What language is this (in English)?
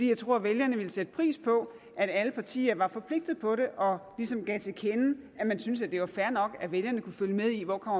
Danish